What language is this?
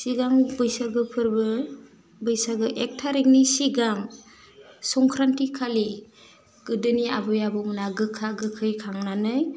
Bodo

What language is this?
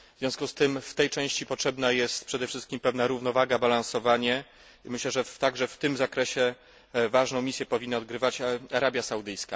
Polish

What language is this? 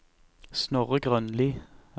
Norwegian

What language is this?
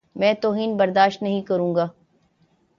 Urdu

